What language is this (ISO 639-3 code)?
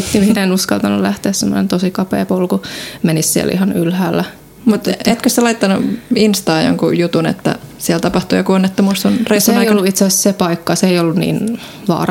fin